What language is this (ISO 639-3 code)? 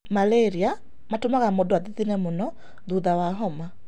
kik